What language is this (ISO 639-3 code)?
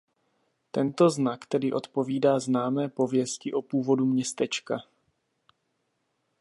ces